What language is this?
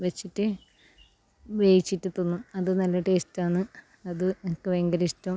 Malayalam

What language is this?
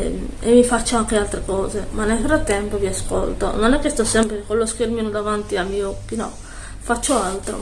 Italian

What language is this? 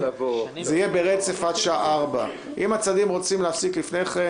Hebrew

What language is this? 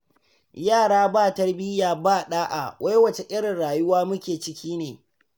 Hausa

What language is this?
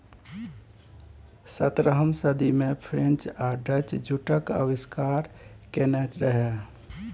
Maithili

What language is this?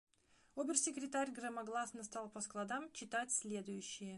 Russian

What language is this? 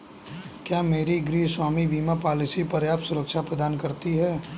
Hindi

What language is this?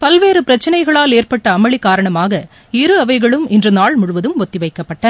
Tamil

